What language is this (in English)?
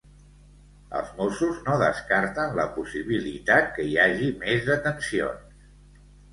Catalan